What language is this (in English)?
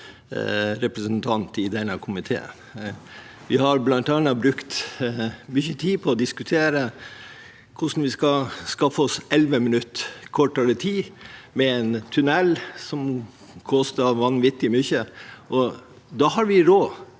Norwegian